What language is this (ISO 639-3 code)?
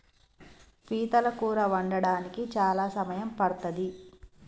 tel